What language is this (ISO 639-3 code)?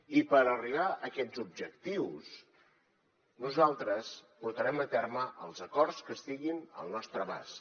cat